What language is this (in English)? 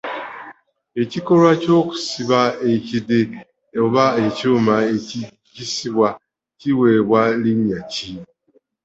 Ganda